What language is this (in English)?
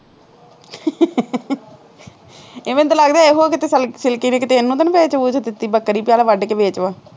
Punjabi